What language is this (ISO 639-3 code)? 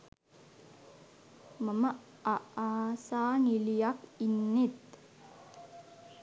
sin